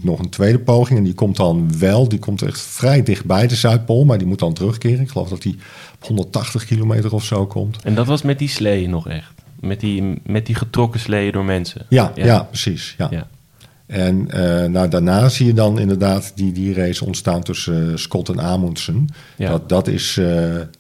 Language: Dutch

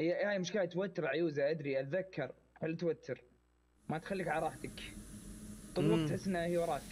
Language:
Arabic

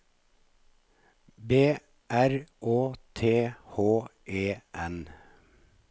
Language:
Norwegian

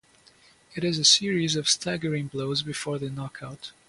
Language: English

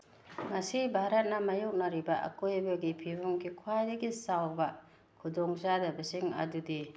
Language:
Manipuri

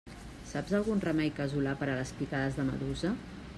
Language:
Catalan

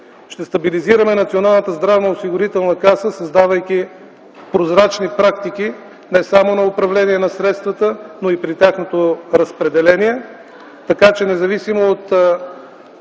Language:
Bulgarian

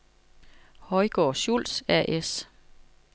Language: Danish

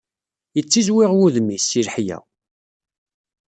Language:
Kabyle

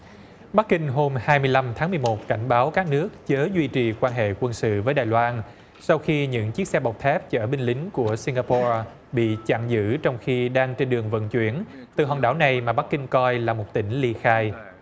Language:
Vietnamese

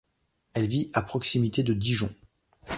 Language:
French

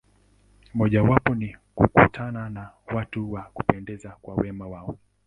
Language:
Swahili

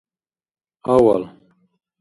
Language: Dargwa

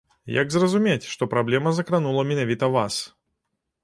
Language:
Belarusian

